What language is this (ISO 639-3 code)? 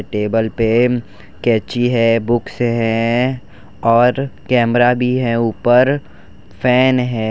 hin